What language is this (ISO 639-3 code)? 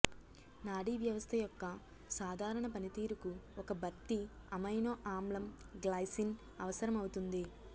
tel